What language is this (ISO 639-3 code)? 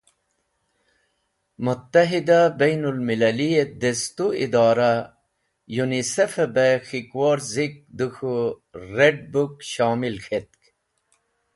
wbl